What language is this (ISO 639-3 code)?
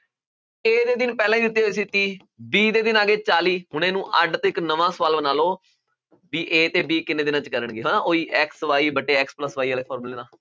pan